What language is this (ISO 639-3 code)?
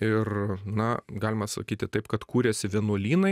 lit